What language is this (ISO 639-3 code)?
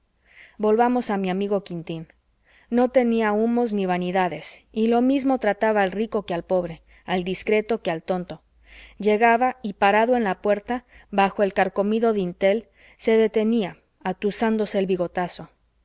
spa